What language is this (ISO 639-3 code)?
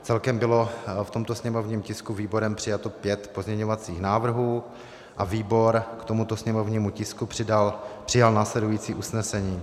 ces